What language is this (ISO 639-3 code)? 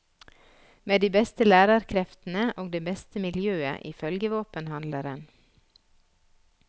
nor